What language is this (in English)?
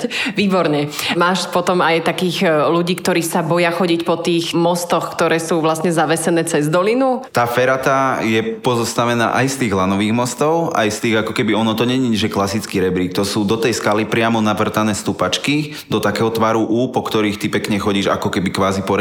Slovak